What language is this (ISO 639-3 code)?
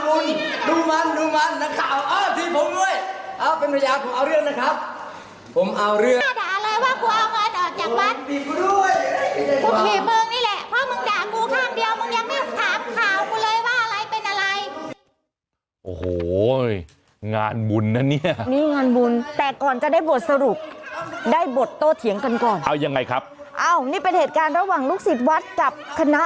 tha